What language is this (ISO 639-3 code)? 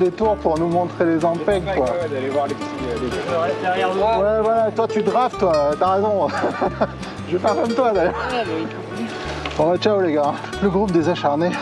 fra